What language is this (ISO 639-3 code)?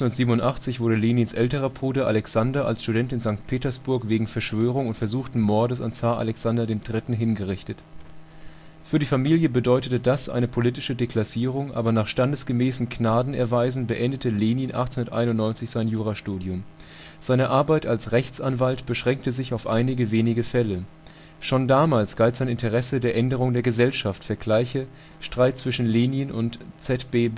deu